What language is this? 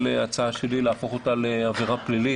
Hebrew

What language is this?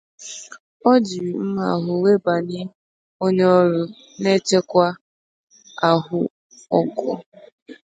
Igbo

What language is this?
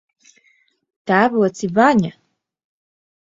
Latvian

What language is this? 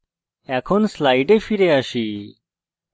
Bangla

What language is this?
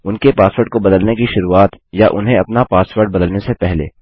Hindi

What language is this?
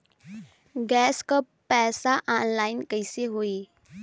Bhojpuri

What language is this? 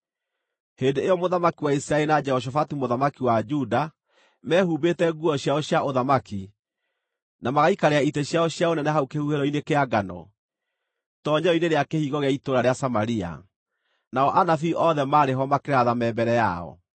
Kikuyu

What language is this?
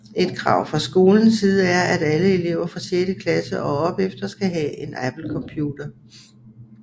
Danish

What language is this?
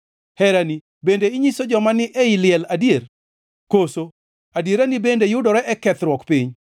Luo (Kenya and Tanzania)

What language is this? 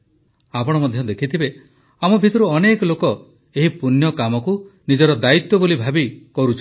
Odia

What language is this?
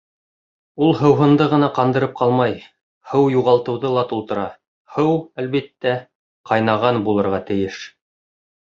Bashkir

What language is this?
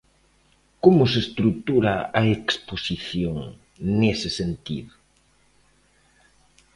Galician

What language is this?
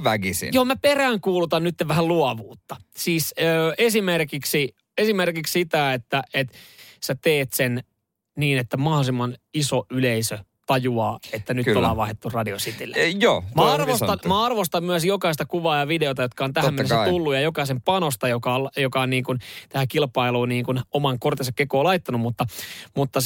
Finnish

